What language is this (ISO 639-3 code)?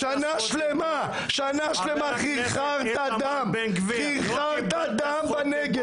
heb